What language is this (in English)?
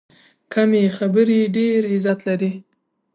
Pashto